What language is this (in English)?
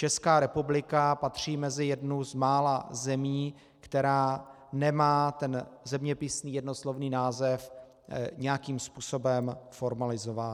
Czech